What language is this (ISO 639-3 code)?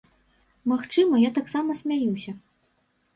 bel